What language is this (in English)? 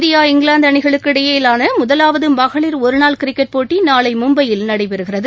Tamil